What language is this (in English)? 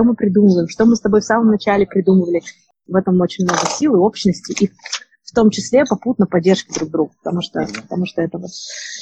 Russian